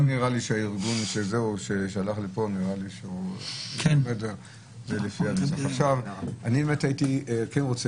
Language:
Hebrew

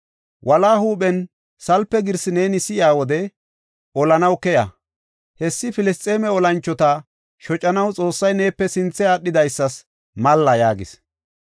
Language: Gofa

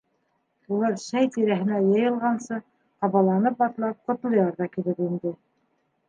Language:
Bashkir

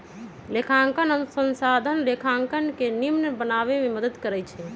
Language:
Magahi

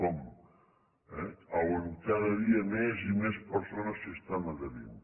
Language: Catalan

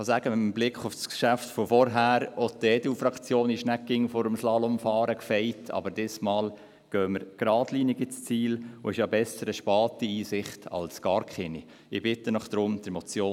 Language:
Swiss German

